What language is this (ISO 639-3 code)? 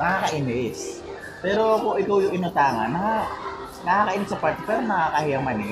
fil